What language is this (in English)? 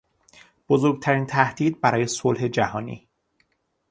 Persian